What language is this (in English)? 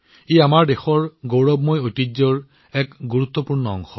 Assamese